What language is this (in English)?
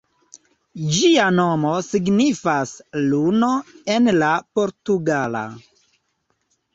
Esperanto